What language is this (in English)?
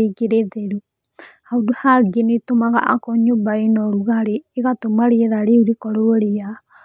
Kikuyu